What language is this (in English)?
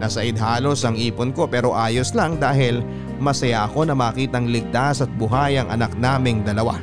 Filipino